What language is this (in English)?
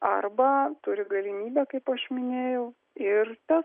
Lithuanian